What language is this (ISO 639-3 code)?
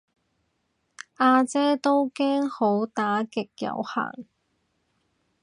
yue